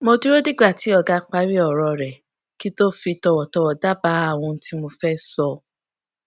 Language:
Yoruba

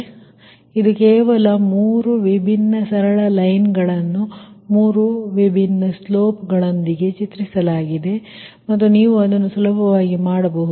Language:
Kannada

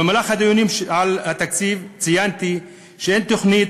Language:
Hebrew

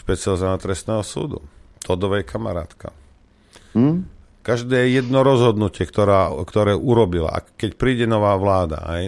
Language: Slovak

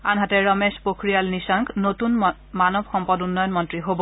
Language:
Assamese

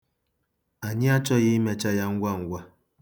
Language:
Igbo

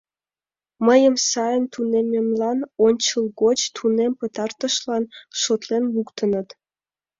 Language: Mari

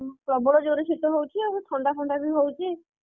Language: Odia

